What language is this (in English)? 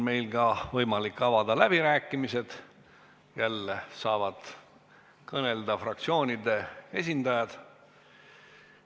Estonian